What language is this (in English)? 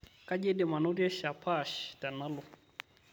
Masai